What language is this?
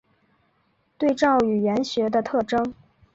Chinese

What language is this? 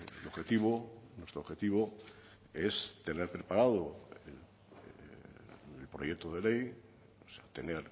Spanish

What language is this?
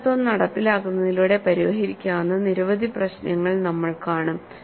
Malayalam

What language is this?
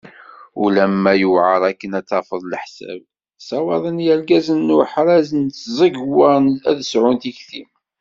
Kabyle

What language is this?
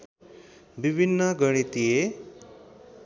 Nepali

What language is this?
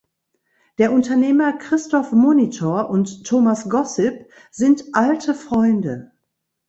German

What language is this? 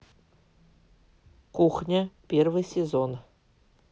Russian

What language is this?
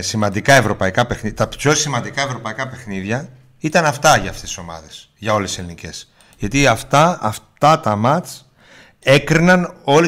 Greek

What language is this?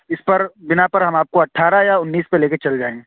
Urdu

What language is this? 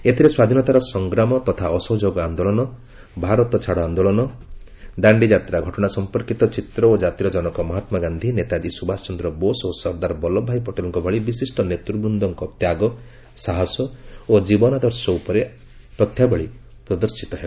Odia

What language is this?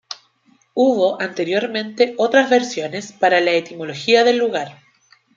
Spanish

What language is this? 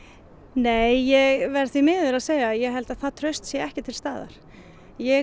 Icelandic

